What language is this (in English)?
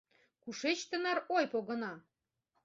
Mari